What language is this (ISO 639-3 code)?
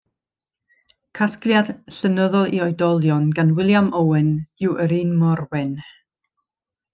cym